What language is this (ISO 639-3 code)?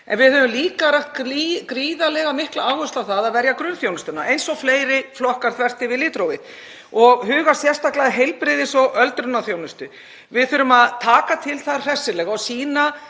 isl